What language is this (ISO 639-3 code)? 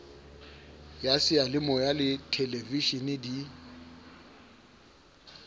sot